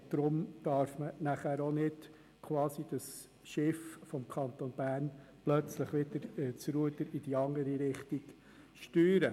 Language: Swiss German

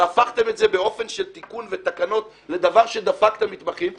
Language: Hebrew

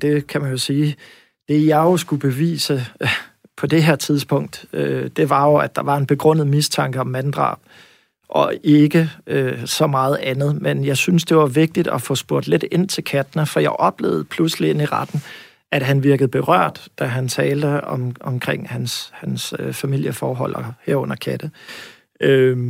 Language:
Danish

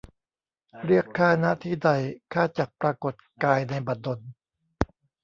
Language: Thai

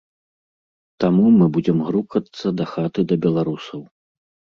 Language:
Belarusian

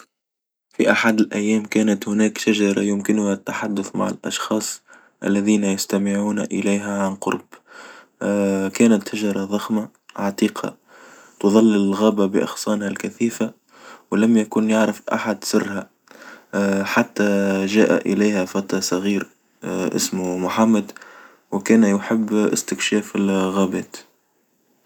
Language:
Tunisian Arabic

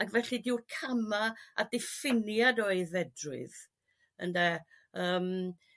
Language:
Welsh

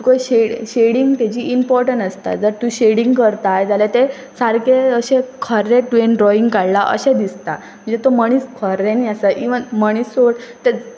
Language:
Konkani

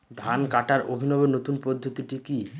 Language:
Bangla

